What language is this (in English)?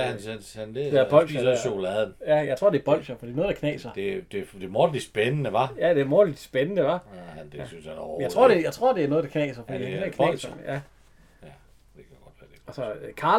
Danish